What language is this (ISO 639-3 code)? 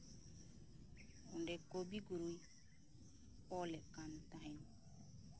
sat